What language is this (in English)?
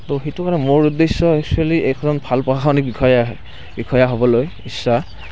Assamese